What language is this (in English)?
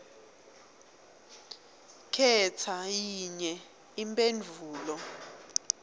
Swati